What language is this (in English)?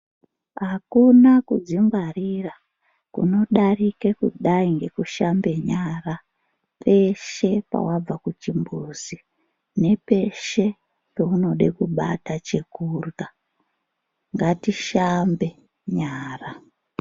Ndau